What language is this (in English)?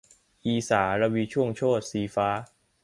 Thai